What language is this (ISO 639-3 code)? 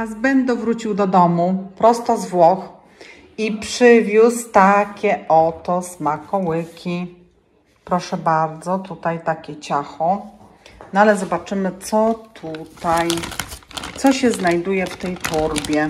pol